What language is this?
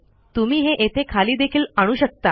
Marathi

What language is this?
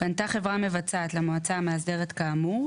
Hebrew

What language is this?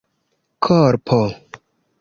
Esperanto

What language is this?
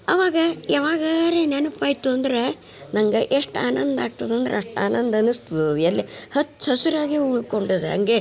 Kannada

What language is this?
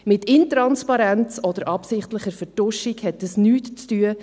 Swiss German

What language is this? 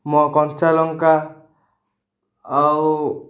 Odia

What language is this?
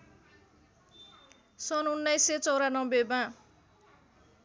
Nepali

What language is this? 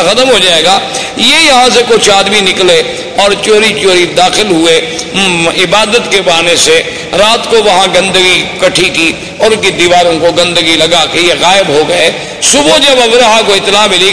Urdu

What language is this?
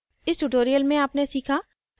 Hindi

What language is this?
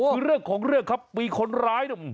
Thai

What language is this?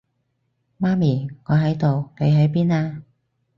Cantonese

